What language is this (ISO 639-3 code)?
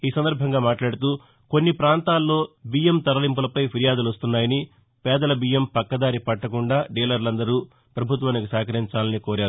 tel